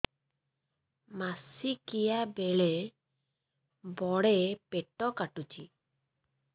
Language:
Odia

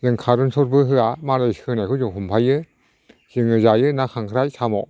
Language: Bodo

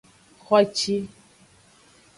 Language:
Aja (Benin)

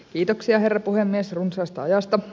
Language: Finnish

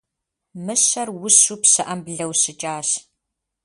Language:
Kabardian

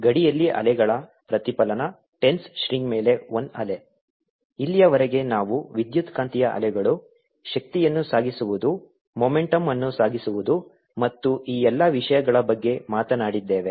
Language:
Kannada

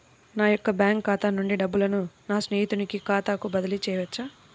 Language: Telugu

